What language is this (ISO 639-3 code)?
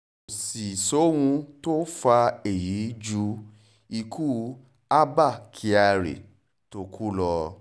yor